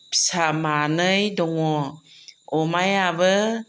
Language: Bodo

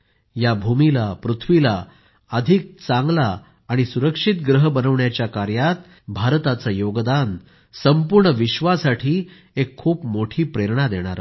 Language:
Marathi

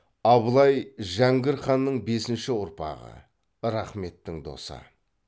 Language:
Kazakh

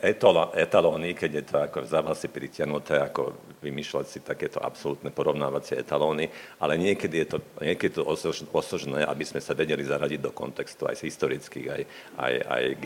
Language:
Slovak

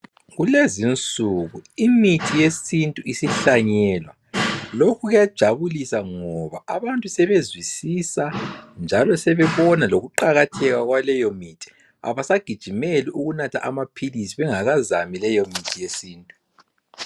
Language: North Ndebele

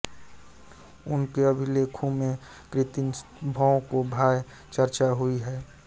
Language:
Hindi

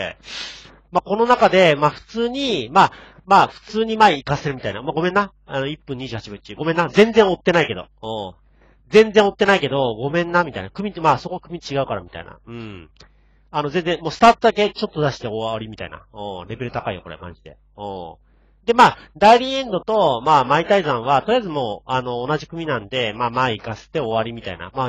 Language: Japanese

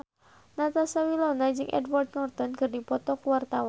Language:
Sundanese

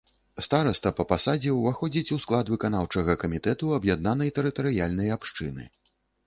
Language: Belarusian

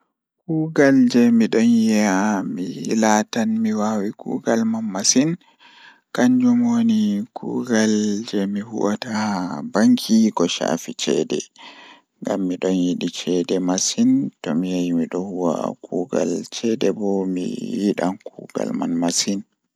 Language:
Fula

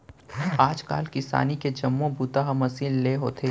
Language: Chhattisgarhi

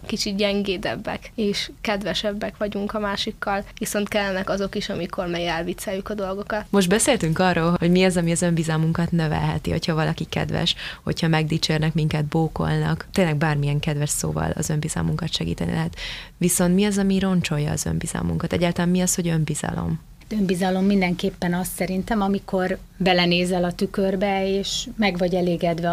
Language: Hungarian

